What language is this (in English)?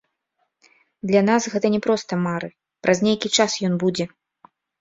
Belarusian